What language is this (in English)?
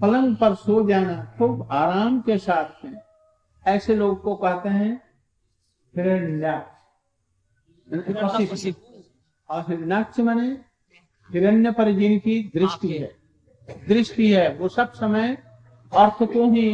Hindi